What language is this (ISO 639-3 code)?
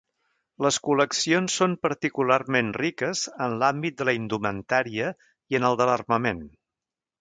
cat